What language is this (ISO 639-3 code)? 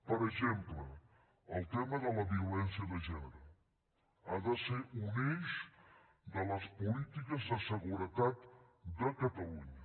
cat